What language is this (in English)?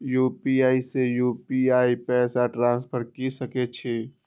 Maithili